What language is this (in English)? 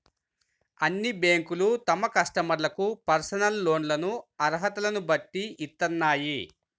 Telugu